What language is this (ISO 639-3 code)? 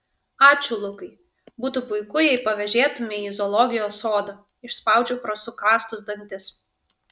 lit